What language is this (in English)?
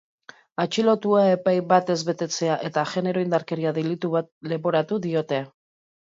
Basque